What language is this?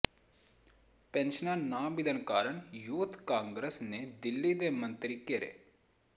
Punjabi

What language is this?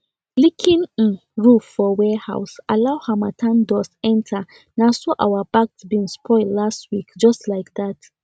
Nigerian Pidgin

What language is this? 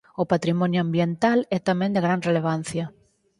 Galician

